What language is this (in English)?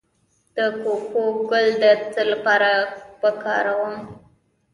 Pashto